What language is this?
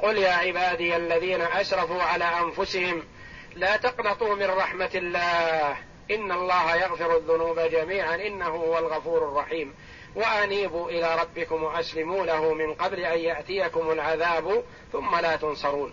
Arabic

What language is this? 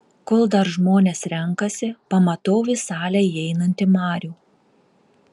Lithuanian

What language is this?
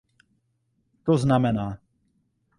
Czech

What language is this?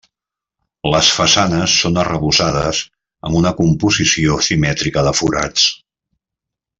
Catalan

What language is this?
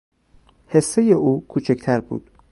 Persian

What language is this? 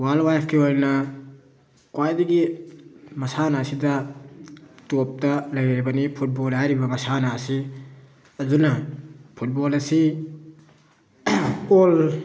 Manipuri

